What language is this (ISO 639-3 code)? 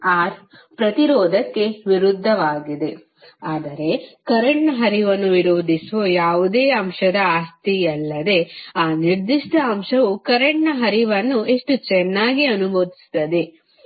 kan